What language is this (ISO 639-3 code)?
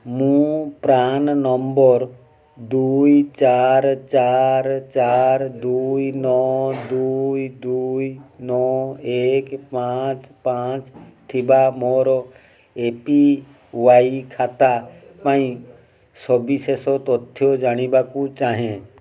ori